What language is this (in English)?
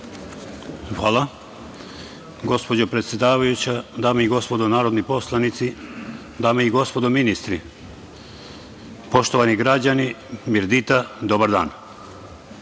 Serbian